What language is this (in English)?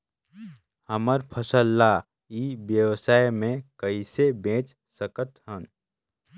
Chhattisgarhi